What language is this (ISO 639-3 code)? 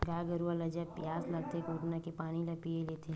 hne